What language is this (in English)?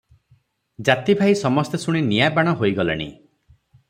Odia